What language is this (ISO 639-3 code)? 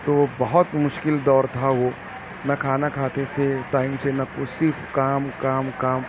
urd